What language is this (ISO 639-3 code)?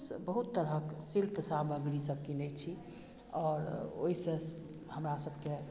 mai